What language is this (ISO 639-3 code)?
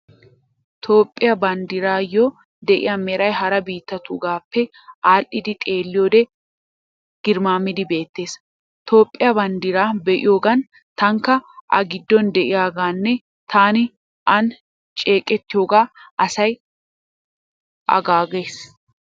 wal